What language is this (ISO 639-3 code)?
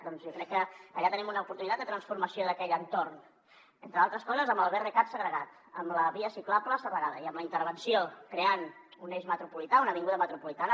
cat